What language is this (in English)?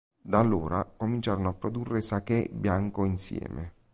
Italian